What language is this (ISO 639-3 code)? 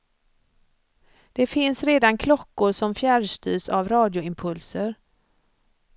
swe